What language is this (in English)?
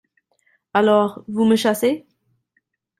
French